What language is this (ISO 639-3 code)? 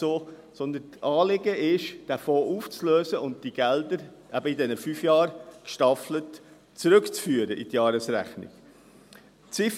gsw